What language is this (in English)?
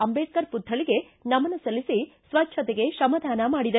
Kannada